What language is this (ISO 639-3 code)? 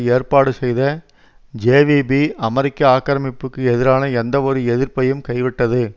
tam